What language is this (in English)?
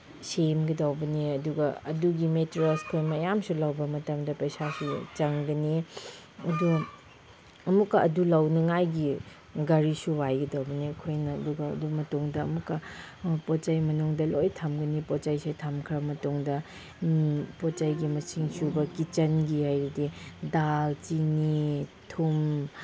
Manipuri